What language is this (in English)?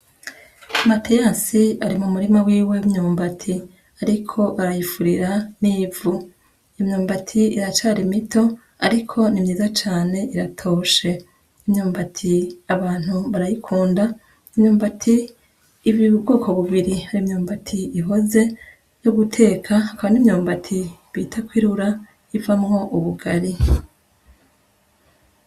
Rundi